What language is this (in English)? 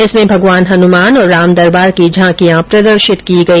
Hindi